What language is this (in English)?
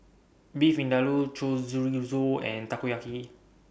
English